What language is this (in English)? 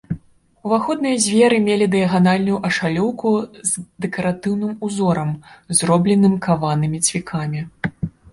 Belarusian